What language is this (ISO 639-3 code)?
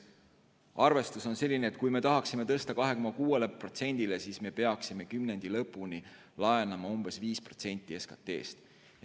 est